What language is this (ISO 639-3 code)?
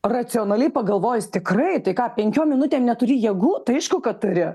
lit